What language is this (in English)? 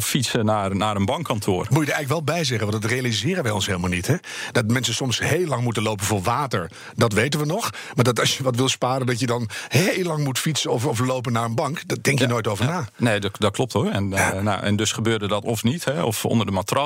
Dutch